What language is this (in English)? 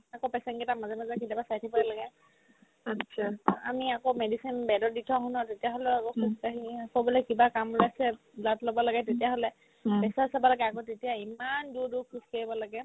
Assamese